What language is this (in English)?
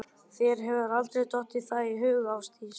Icelandic